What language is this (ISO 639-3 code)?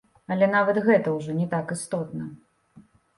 bel